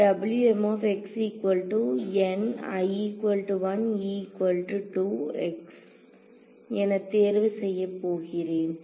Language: Tamil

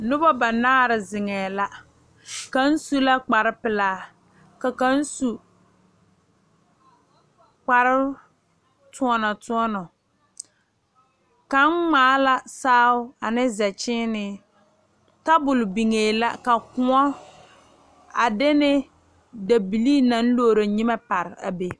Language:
Southern Dagaare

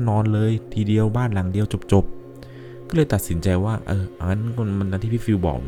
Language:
Thai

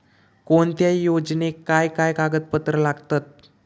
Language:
Marathi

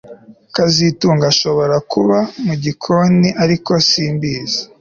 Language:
Kinyarwanda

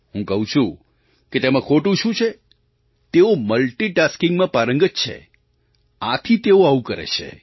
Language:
Gujarati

